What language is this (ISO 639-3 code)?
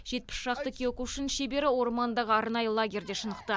kaz